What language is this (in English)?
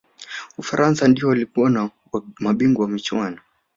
Swahili